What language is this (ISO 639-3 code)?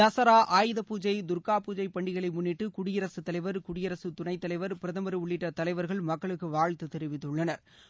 tam